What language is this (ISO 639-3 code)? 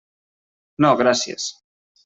cat